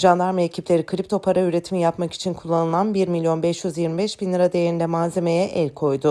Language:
Turkish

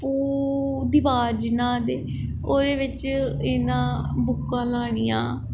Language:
Dogri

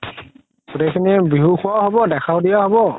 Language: Assamese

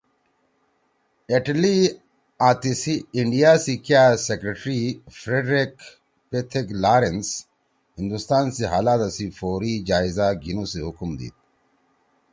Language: Torwali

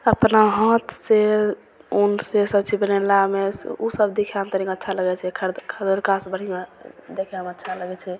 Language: Maithili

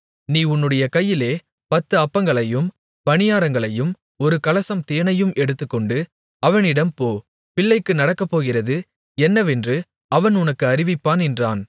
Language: Tamil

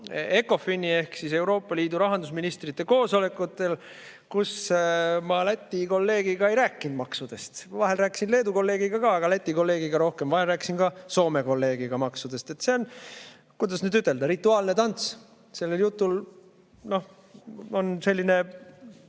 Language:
Estonian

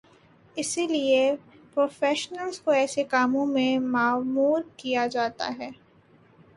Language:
Urdu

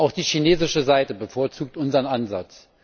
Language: German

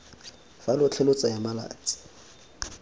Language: Tswana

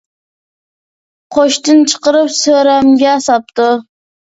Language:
Uyghur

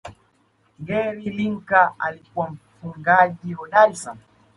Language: Swahili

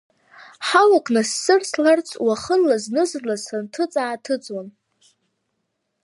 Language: Abkhazian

